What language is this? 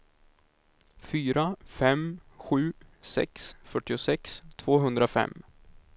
Swedish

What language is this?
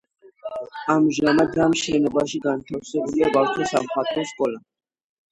Georgian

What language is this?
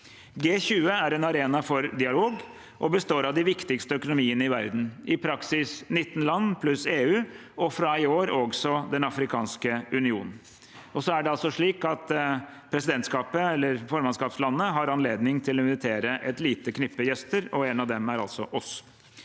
Norwegian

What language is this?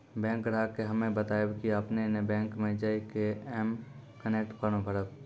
Maithili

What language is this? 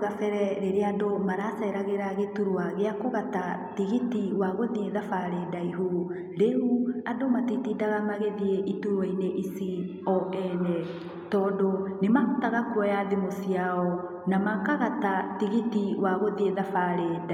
Kikuyu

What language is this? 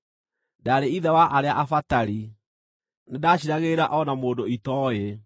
Kikuyu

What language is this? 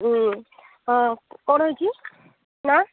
Odia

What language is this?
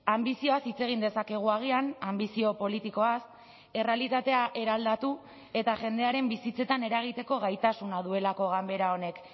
Basque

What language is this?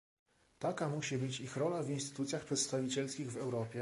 Polish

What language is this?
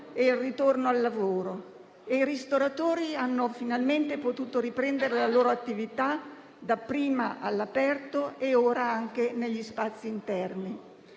Italian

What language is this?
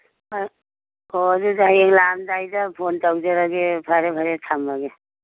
Manipuri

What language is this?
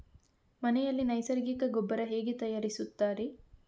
Kannada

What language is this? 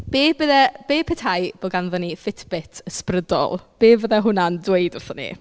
Welsh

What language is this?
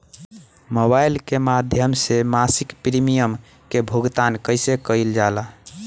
Bhojpuri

